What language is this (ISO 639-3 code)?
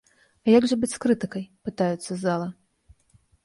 bel